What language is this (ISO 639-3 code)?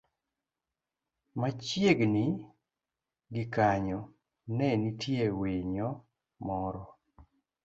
luo